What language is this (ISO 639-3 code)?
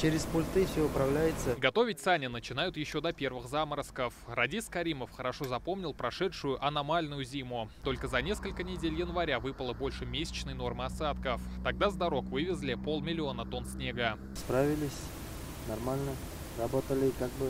rus